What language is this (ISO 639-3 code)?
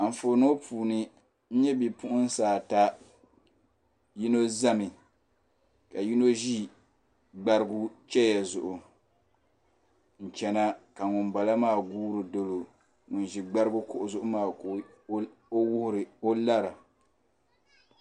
dag